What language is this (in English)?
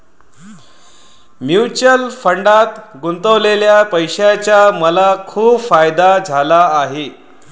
Marathi